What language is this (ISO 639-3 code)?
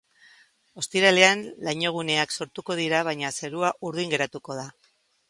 eus